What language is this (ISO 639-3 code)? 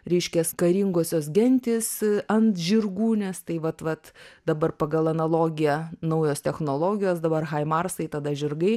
lit